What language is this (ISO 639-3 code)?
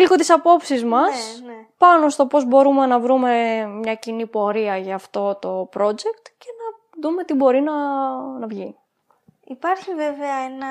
ell